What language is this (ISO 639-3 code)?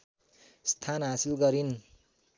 nep